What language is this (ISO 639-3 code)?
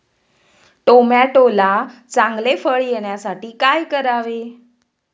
mar